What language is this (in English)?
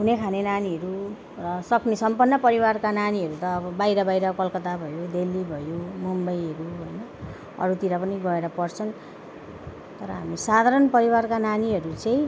Nepali